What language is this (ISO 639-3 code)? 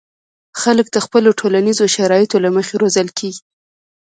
pus